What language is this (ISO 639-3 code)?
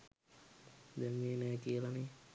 sin